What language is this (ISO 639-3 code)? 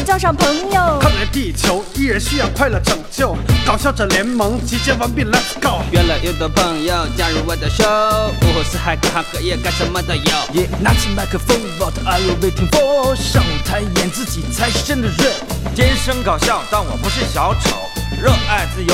zho